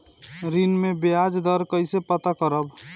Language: Bhojpuri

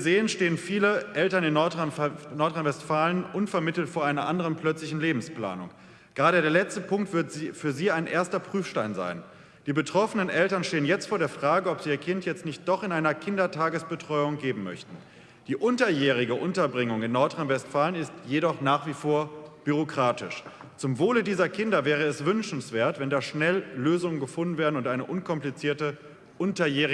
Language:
German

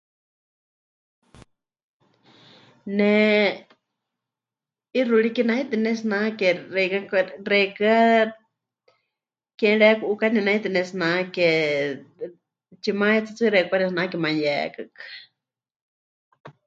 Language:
Huichol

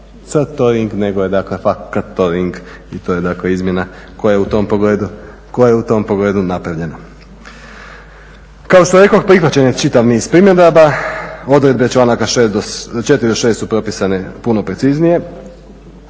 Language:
Croatian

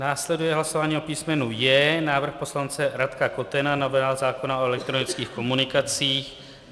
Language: Czech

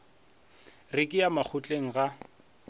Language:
Northern Sotho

